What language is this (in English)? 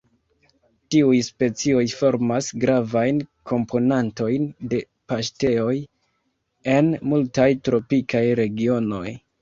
Esperanto